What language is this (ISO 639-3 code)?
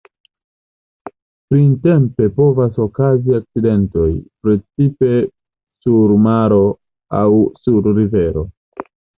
epo